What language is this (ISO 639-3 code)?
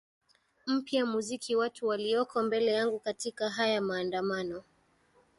swa